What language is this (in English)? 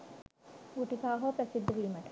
Sinhala